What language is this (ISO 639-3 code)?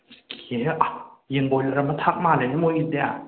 mni